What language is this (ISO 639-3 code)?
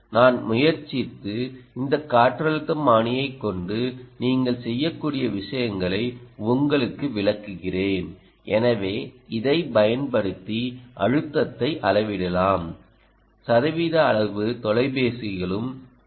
tam